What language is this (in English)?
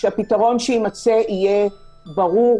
Hebrew